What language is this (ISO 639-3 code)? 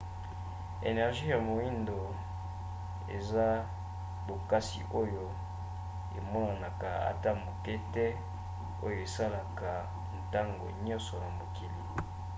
lin